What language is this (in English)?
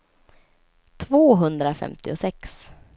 Swedish